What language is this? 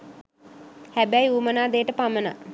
Sinhala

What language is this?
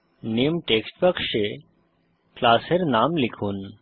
Bangla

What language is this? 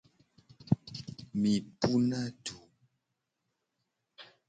Gen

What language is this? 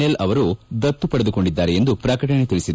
Kannada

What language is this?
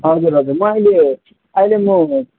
Nepali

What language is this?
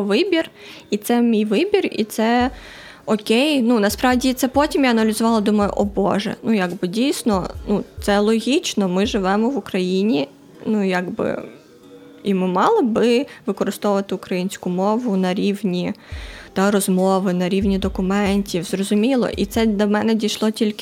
Ukrainian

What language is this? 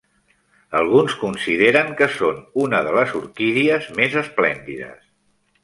Catalan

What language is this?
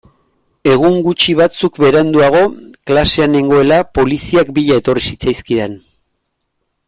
Basque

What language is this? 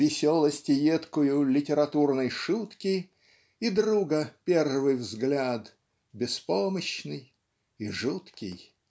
Russian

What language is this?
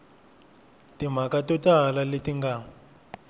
Tsonga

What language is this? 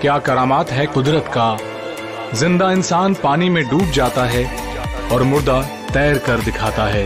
Hindi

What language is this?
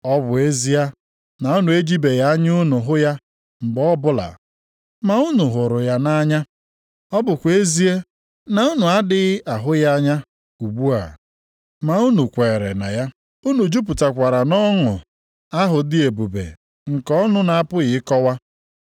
Igbo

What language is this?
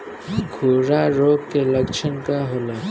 Bhojpuri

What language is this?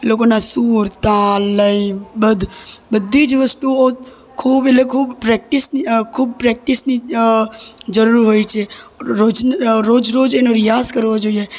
Gujarati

